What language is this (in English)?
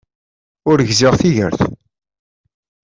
Kabyle